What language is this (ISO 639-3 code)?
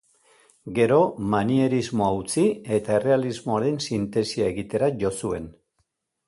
eus